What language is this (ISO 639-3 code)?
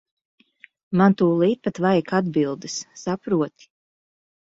lav